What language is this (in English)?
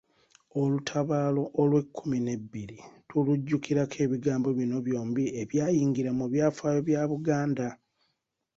Ganda